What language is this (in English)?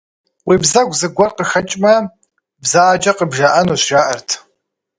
Kabardian